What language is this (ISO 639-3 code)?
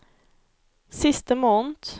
nor